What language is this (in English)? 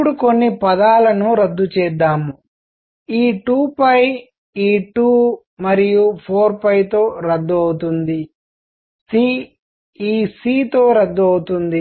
Telugu